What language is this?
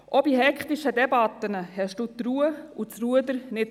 Swiss German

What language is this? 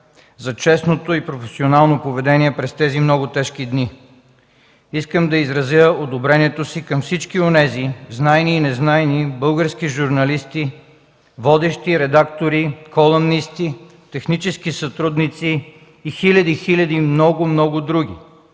Bulgarian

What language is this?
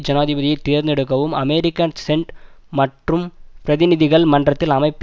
Tamil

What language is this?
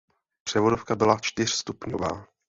Czech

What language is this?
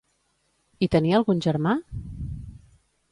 Catalan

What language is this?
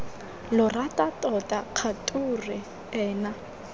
Tswana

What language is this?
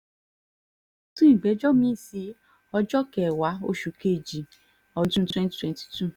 Yoruba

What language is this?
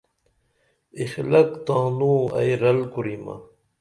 Dameli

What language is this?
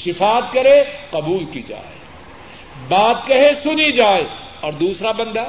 Urdu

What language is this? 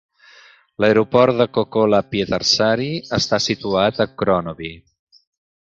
Catalan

